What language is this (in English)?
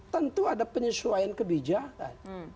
Indonesian